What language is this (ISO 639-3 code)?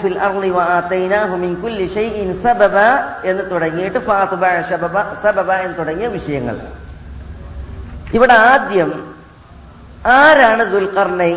mal